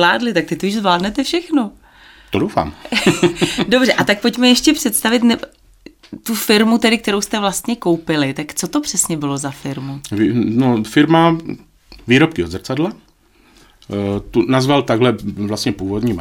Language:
Czech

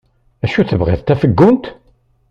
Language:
Kabyle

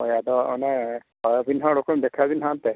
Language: Santali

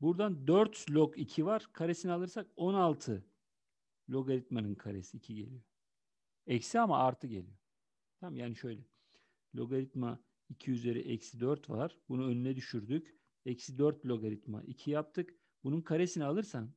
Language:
Turkish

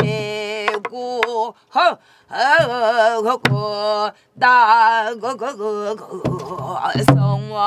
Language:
Korean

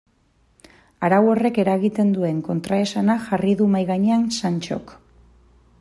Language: Basque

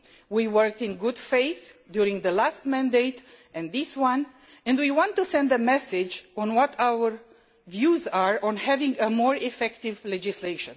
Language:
English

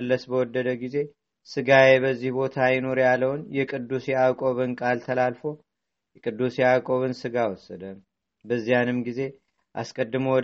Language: Amharic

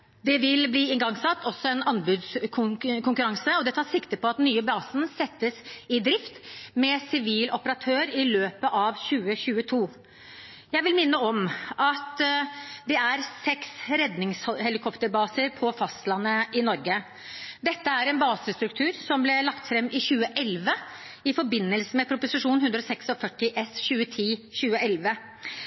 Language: Norwegian Bokmål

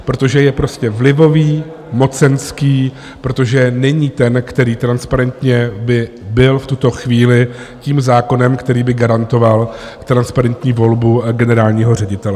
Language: Czech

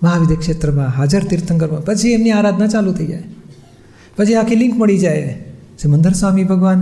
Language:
Gujarati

